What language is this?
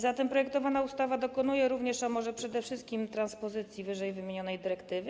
Polish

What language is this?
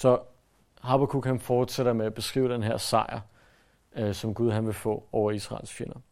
Danish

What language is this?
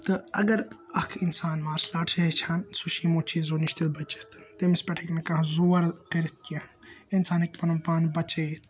Kashmiri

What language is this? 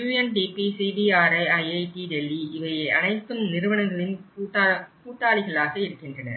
Tamil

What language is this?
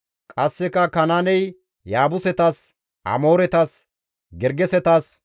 Gamo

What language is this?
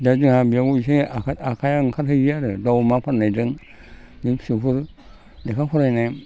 Bodo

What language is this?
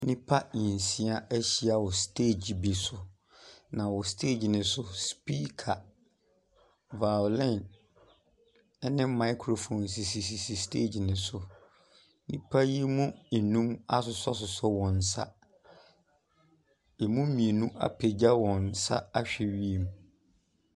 Akan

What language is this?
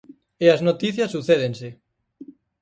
Galician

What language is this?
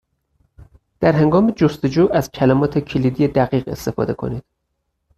Persian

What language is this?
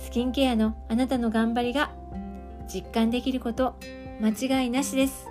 Japanese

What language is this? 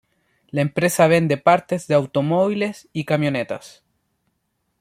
Spanish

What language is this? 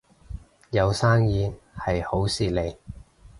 Cantonese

